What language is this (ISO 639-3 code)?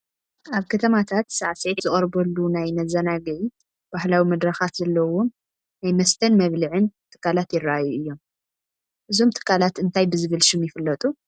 tir